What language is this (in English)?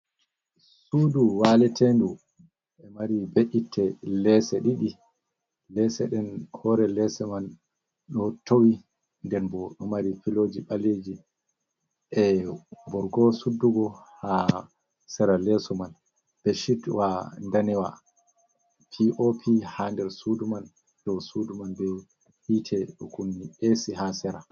Fula